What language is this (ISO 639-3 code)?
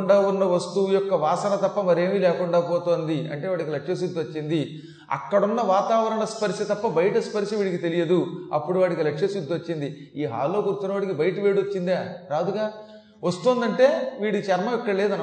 tel